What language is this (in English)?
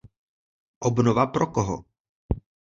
Czech